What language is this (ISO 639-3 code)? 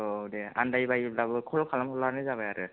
brx